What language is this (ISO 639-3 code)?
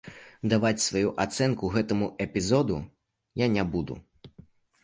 bel